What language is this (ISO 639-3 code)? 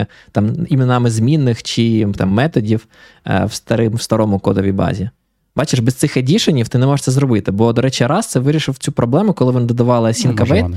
ukr